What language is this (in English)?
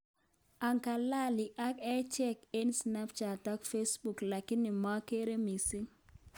Kalenjin